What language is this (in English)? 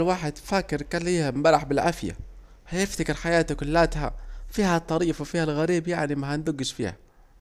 Saidi Arabic